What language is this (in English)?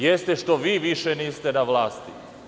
Serbian